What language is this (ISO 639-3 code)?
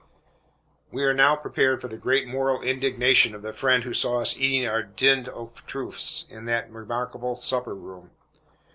eng